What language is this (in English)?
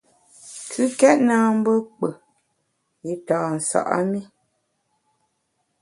Bamun